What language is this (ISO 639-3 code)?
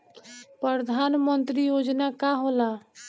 bho